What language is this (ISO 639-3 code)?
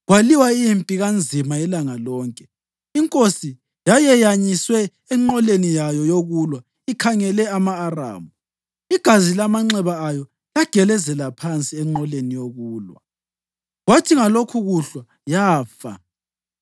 nde